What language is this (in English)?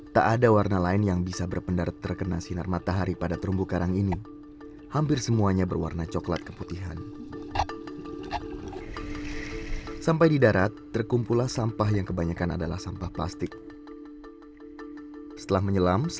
Indonesian